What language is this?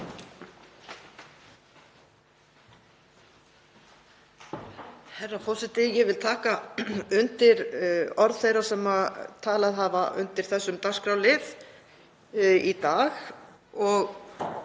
Icelandic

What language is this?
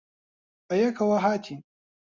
Central Kurdish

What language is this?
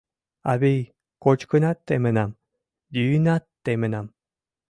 Mari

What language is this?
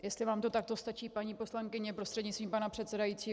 Czech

